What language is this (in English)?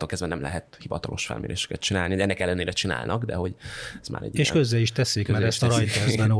Hungarian